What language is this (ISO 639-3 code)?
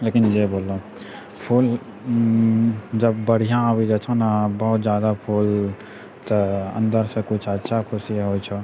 mai